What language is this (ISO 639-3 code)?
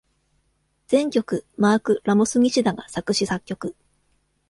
jpn